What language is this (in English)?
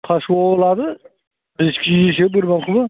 Bodo